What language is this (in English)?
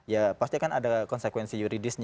Indonesian